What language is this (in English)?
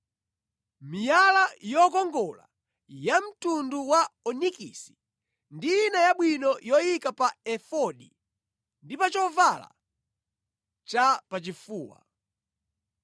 Nyanja